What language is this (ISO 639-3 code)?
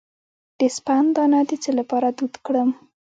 pus